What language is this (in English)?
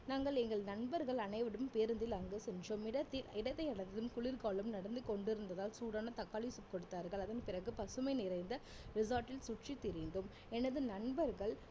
Tamil